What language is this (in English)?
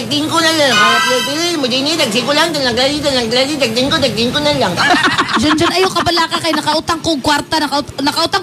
Filipino